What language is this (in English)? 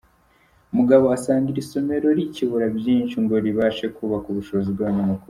Kinyarwanda